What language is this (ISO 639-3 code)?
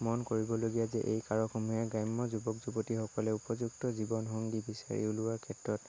asm